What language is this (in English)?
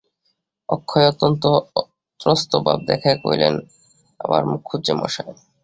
Bangla